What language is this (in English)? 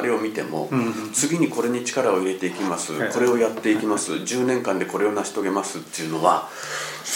Japanese